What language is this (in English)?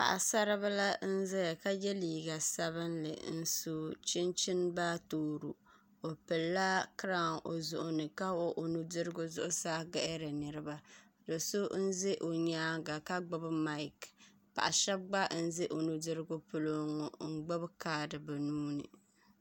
Dagbani